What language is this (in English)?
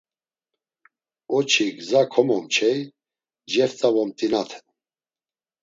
Laz